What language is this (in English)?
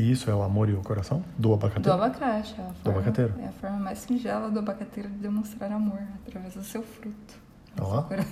Portuguese